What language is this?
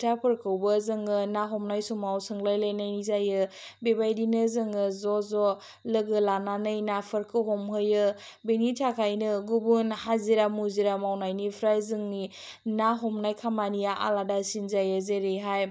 Bodo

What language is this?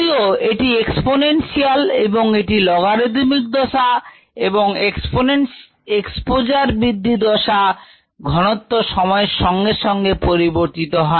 Bangla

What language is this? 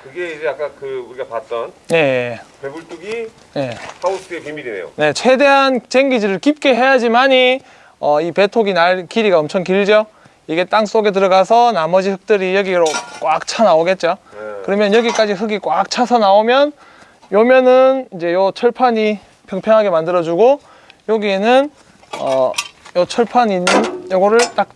Korean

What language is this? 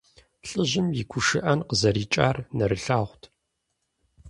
Kabardian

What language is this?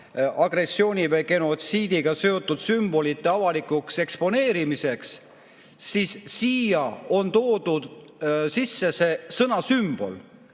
Estonian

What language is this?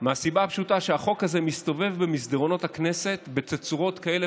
Hebrew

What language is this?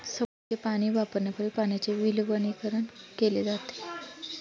Marathi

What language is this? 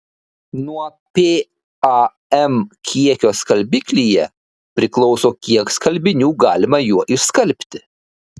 Lithuanian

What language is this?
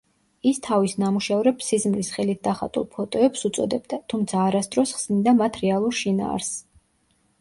Georgian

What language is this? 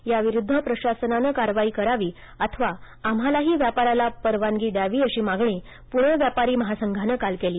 Marathi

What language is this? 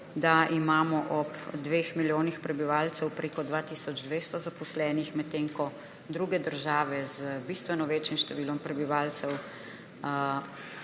Slovenian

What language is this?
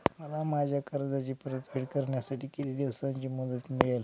Marathi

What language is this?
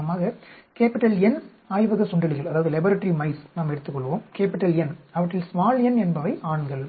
Tamil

